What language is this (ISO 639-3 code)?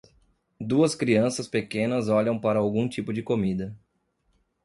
por